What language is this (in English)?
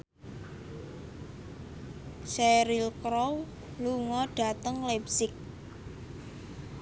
Javanese